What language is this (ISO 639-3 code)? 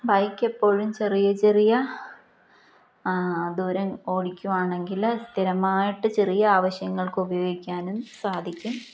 mal